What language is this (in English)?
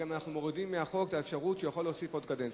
Hebrew